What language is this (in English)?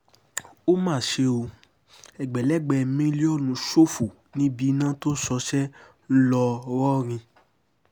Yoruba